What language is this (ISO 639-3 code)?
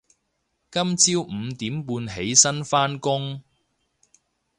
yue